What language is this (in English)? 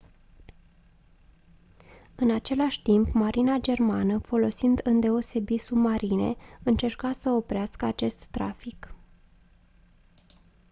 Romanian